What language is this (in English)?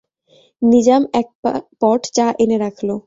Bangla